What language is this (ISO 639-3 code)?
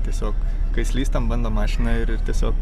lit